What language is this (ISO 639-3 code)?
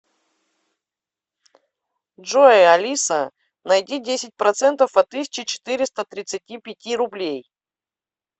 rus